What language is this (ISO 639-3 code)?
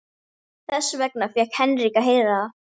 isl